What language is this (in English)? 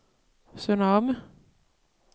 Danish